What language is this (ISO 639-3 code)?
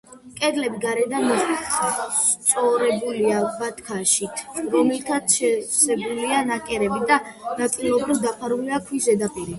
kat